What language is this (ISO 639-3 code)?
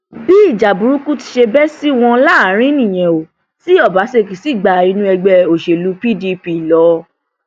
yor